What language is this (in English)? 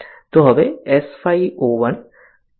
Gujarati